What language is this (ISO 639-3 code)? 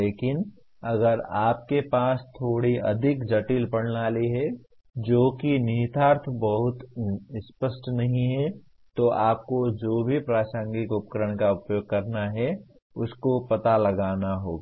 hin